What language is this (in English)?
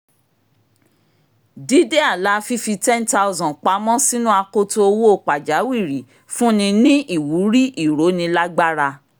Yoruba